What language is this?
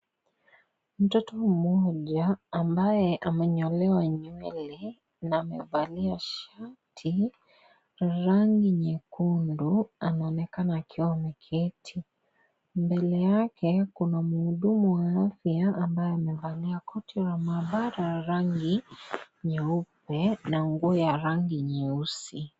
Swahili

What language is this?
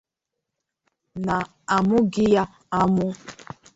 Igbo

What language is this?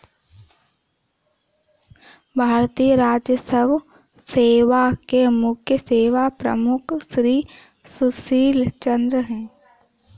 Hindi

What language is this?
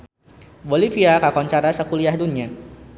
Sundanese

